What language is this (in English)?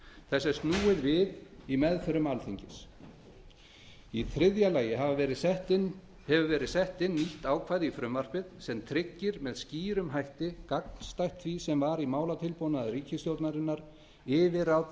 Icelandic